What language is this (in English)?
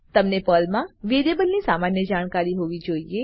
Gujarati